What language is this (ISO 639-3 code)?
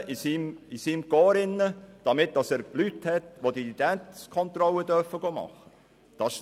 gsw